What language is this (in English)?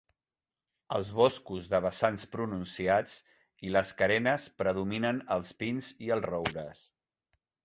Catalan